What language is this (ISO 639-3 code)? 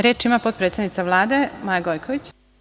srp